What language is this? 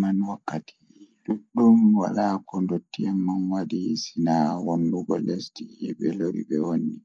Fula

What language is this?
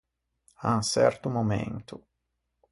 Ligurian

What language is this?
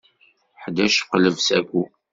Kabyle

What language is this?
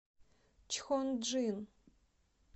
Russian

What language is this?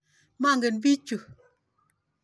Kalenjin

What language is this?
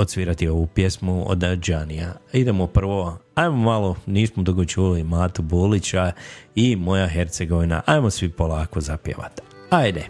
Croatian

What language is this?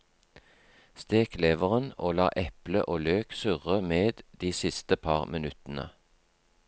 Norwegian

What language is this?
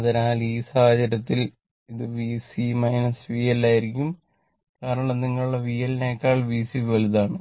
Malayalam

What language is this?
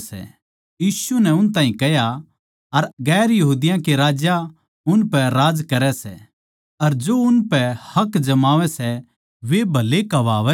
Haryanvi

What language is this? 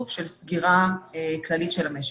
Hebrew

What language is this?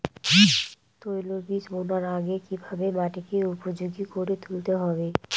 Bangla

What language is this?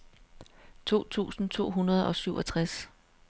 Danish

